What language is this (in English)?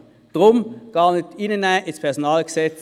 Swiss German